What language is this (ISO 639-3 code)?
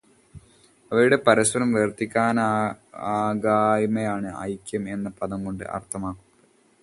mal